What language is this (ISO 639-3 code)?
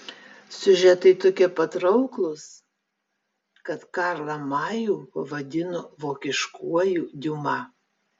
lit